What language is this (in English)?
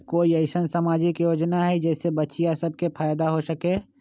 Magahi